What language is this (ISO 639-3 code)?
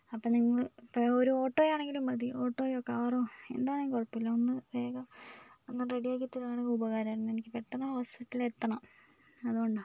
mal